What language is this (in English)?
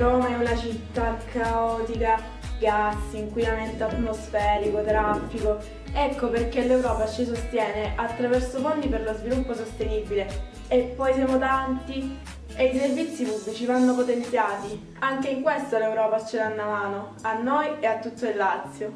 Italian